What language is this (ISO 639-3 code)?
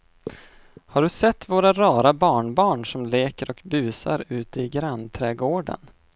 swe